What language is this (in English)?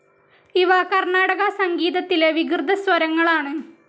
Malayalam